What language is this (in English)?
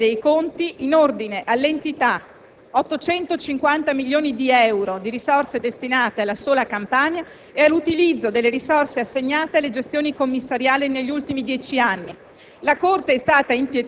Italian